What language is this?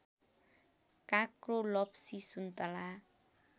Nepali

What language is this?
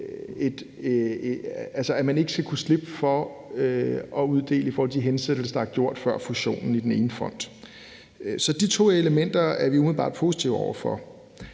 Danish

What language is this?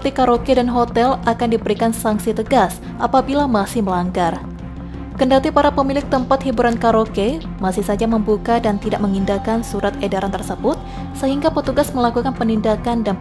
Indonesian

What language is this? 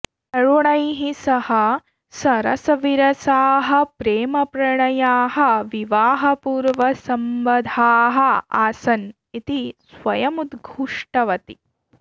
Sanskrit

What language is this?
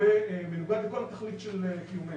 Hebrew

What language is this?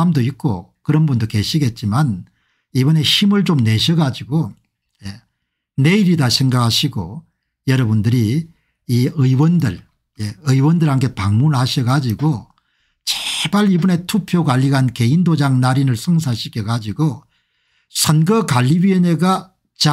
Korean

